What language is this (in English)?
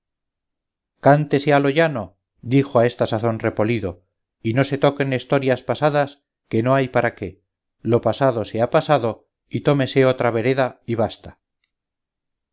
Spanish